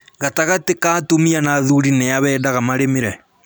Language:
Kikuyu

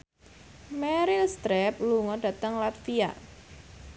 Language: Javanese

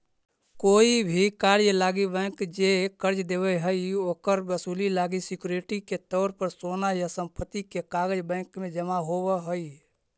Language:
Magahi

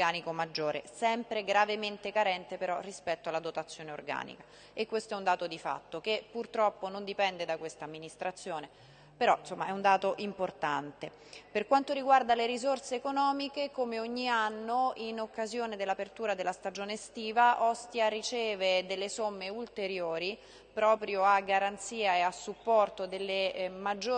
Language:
Italian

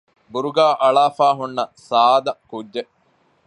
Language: Divehi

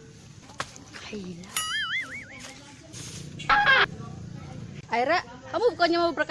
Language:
Indonesian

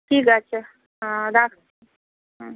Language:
Bangla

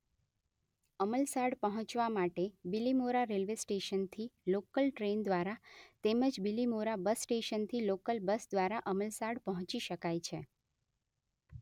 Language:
Gujarati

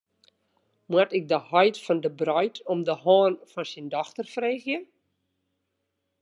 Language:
Western Frisian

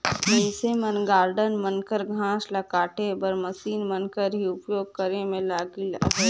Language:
Chhattisgarhi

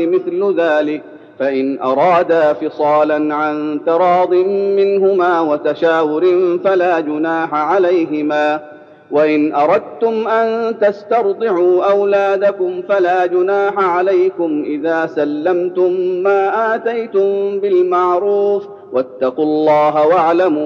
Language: Arabic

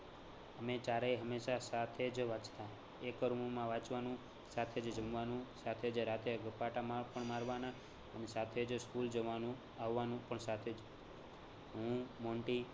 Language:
Gujarati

